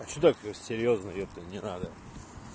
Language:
Russian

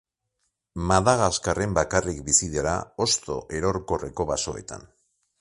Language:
Basque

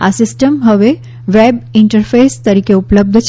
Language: Gujarati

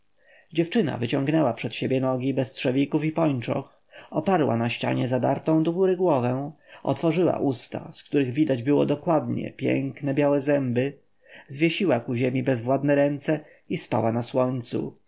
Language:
Polish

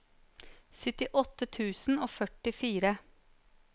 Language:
Norwegian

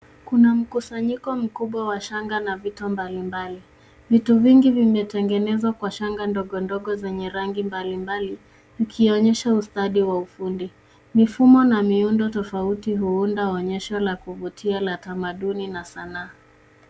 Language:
Swahili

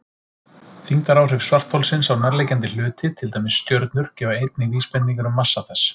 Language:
Icelandic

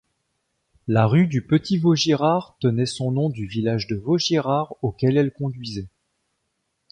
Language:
French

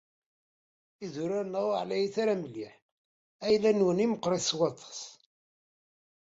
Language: Kabyle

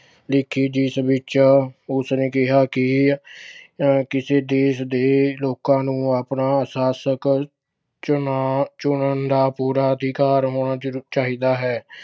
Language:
Punjabi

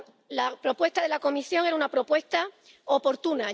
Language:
Spanish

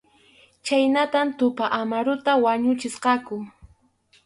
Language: Arequipa-La Unión Quechua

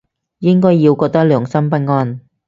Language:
Cantonese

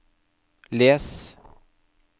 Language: Norwegian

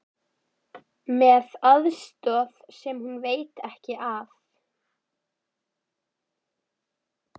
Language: Icelandic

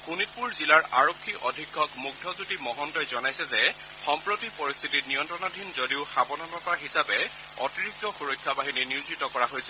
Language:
Assamese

